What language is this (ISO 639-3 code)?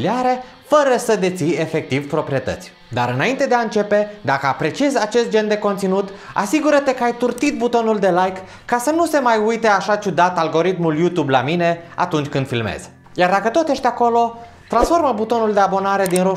ron